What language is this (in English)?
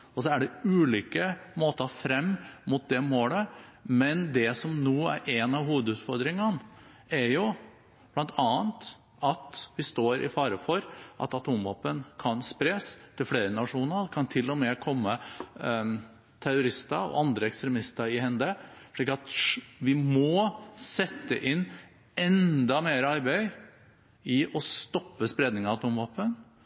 Norwegian Bokmål